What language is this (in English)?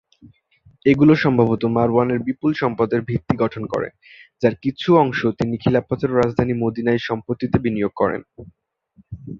Bangla